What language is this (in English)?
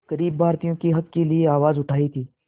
Hindi